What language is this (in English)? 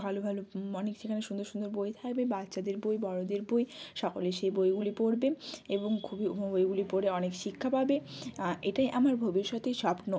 Bangla